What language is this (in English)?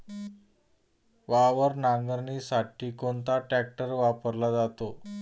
Marathi